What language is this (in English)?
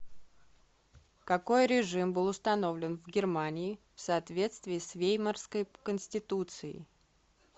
Russian